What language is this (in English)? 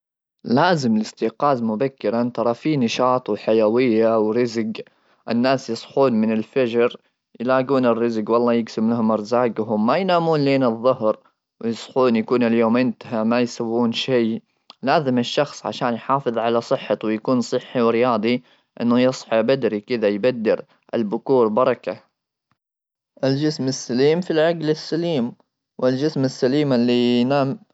Gulf Arabic